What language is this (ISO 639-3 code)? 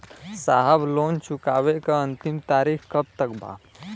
bho